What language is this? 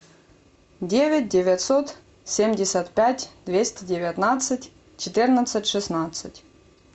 Russian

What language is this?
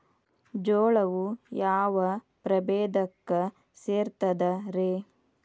Kannada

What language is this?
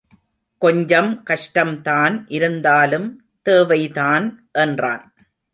Tamil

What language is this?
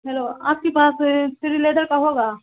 Urdu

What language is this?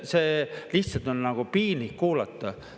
Estonian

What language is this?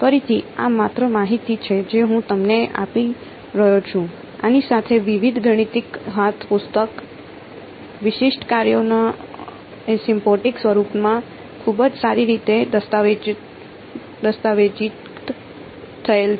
Gujarati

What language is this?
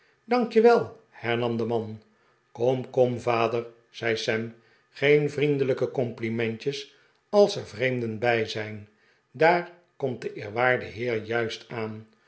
Dutch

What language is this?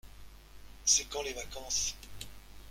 French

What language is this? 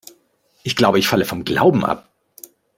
German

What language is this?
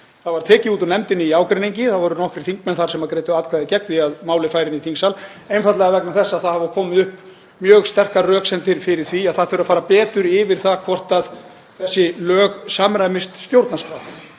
Icelandic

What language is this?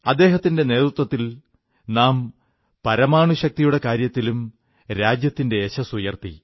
Malayalam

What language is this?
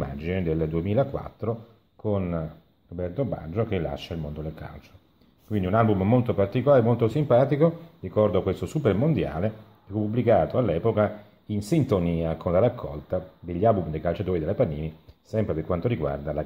Italian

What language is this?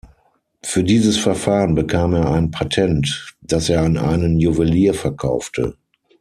German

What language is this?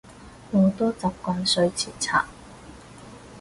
Cantonese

